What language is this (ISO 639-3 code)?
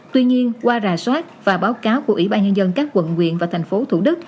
vie